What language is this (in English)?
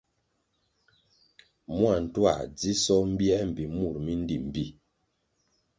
Kwasio